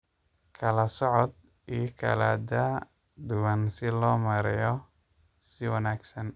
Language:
Somali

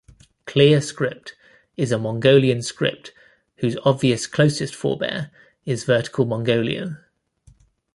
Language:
English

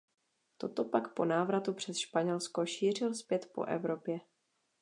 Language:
Czech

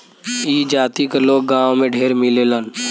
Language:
Bhojpuri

